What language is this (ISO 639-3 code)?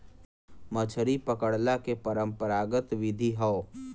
bho